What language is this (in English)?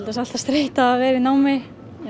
Icelandic